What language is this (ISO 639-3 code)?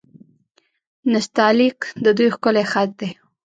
pus